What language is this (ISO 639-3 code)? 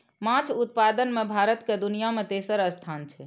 mai